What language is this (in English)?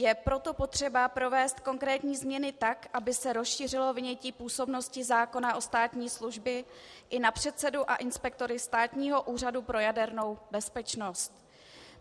Czech